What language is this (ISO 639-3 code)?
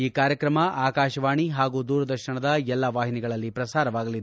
kan